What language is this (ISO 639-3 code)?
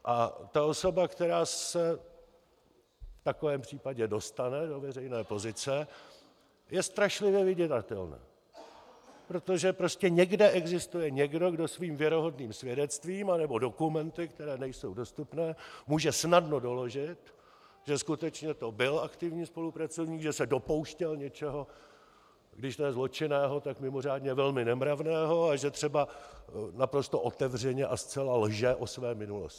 ces